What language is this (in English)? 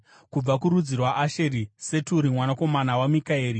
Shona